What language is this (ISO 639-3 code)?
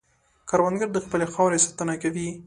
pus